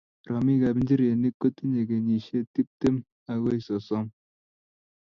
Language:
Kalenjin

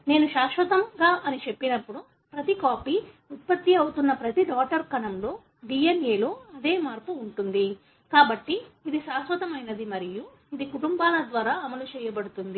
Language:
Telugu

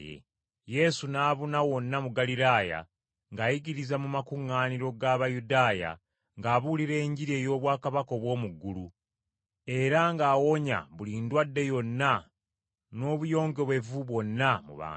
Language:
Ganda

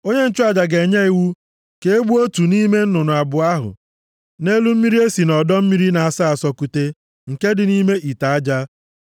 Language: Igbo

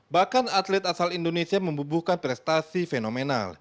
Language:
Indonesian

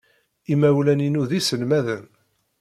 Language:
Kabyle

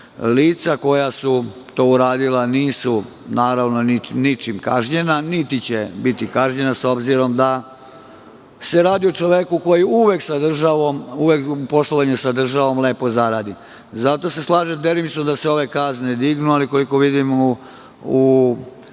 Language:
Serbian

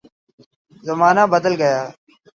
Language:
Urdu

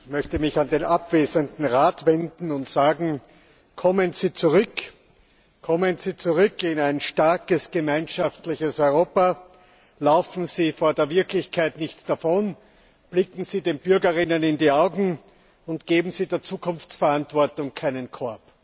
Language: German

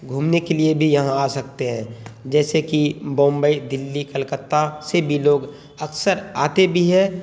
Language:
Urdu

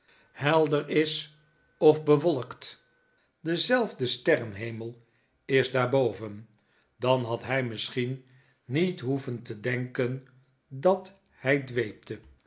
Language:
Dutch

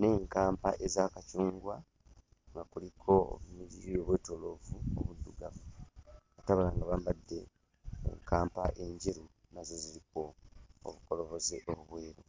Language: Ganda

